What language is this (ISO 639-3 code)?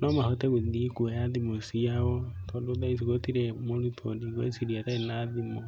kik